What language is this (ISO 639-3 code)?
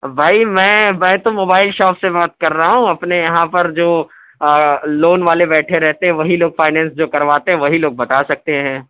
urd